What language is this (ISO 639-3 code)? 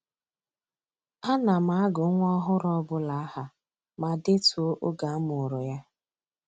ibo